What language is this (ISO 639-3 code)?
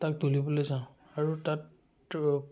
asm